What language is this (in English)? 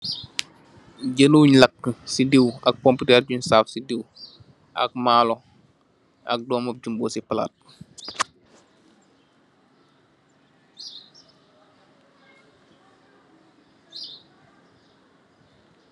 Wolof